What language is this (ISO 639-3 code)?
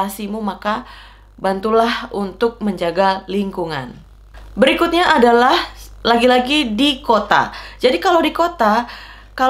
ind